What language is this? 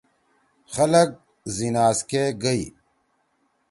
Torwali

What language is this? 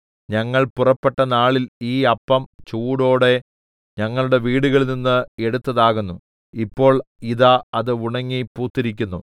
Malayalam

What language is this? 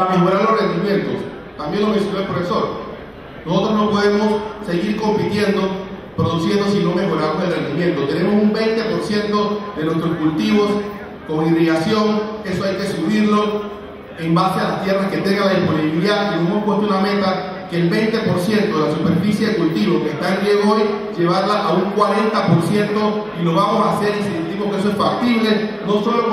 Spanish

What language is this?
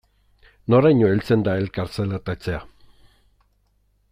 Basque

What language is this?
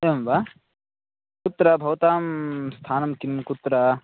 Sanskrit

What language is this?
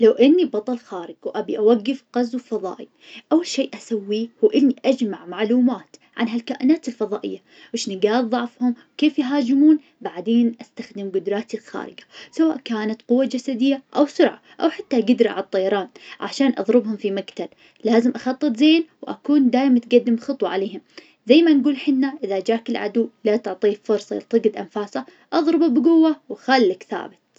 Najdi Arabic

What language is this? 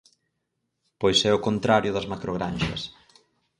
Galician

